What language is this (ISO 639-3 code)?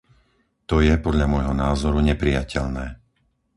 slk